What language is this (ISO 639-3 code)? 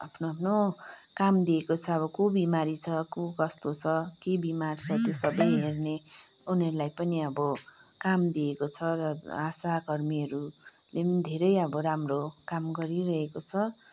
nep